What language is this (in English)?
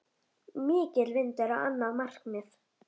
Icelandic